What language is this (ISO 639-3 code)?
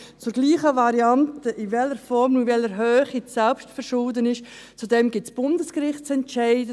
gsw